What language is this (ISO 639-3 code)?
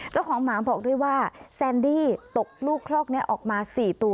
tha